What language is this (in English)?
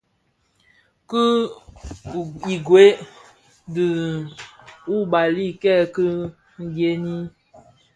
Bafia